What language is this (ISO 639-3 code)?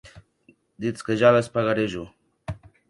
oci